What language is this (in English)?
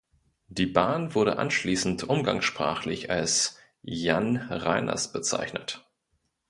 German